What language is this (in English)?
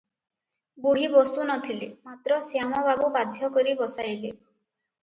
Odia